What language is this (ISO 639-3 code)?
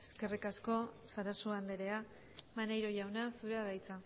eus